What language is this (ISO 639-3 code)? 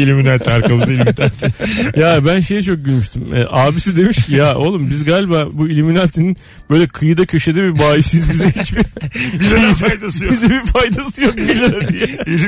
tur